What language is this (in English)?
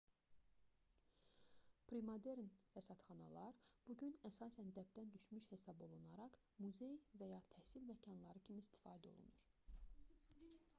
Azerbaijani